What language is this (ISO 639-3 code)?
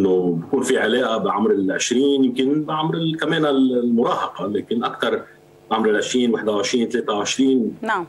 ara